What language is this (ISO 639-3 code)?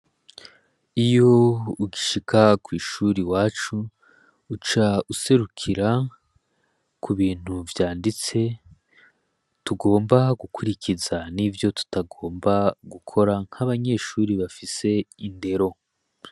run